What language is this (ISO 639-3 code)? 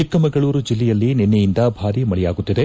kan